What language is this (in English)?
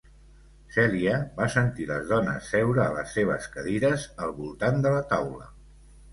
Catalan